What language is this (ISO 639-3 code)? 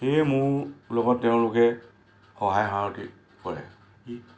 asm